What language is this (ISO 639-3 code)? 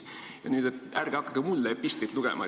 est